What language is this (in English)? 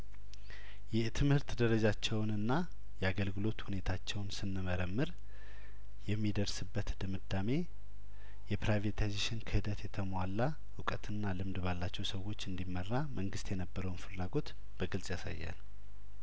Amharic